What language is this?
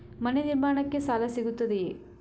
Kannada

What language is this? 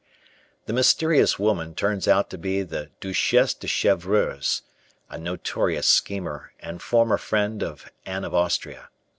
English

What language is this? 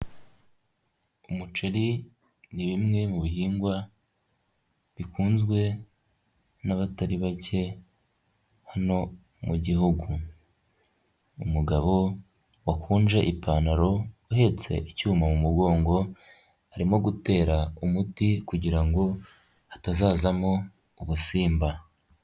Kinyarwanda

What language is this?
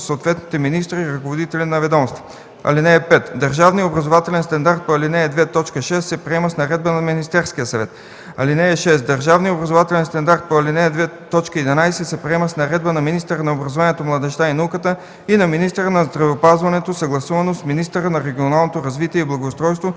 Bulgarian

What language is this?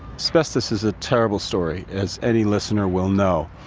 English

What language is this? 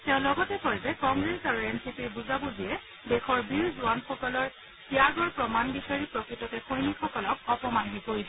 Assamese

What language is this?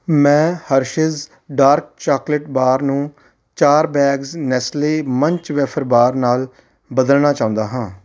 Punjabi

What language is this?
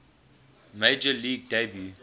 English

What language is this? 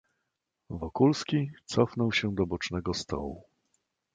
Polish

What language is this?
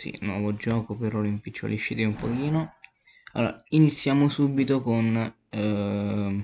Italian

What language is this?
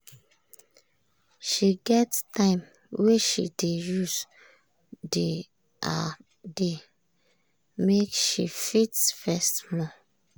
Nigerian Pidgin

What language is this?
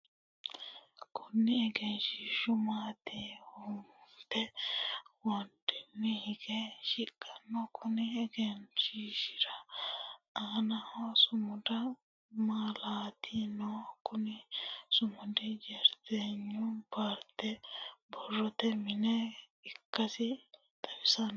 Sidamo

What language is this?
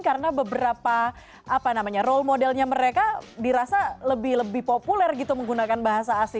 Indonesian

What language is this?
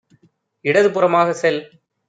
Tamil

